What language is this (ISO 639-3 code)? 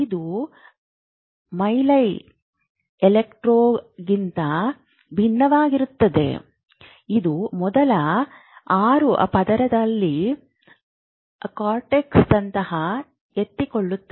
kan